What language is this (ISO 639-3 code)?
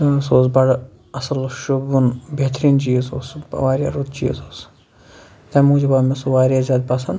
kas